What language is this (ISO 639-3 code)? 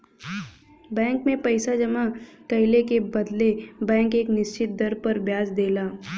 bho